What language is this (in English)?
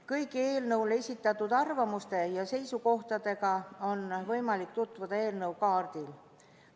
Estonian